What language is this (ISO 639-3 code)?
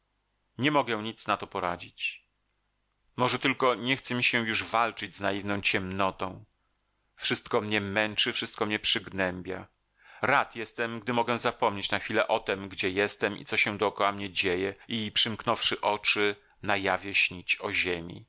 pol